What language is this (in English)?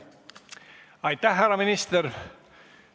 Estonian